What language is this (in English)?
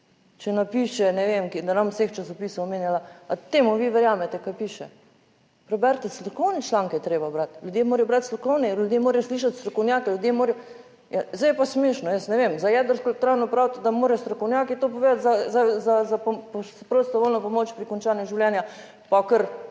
Slovenian